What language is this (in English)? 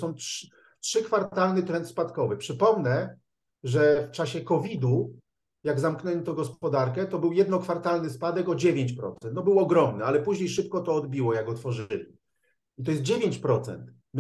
Polish